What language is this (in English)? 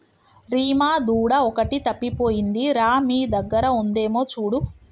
Telugu